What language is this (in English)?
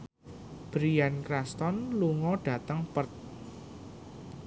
Javanese